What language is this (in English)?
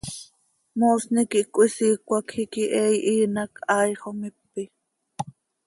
Seri